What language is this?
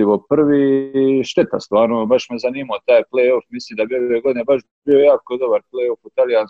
Croatian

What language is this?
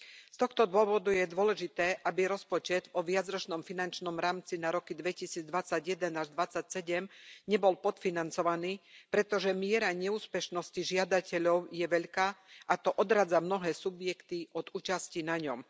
Slovak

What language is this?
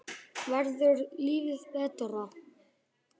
Icelandic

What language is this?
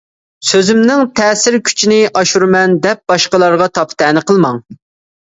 Uyghur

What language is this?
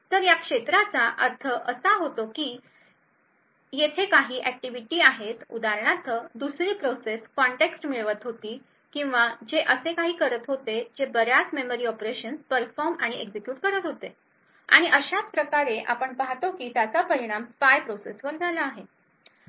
Marathi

